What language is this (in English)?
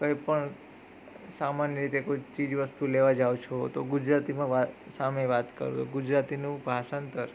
Gujarati